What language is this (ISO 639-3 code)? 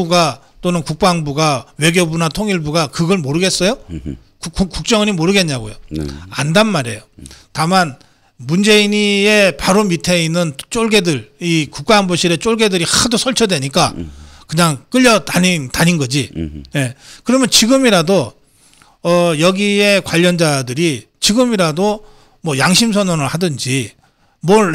kor